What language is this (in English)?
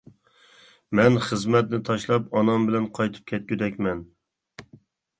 Uyghur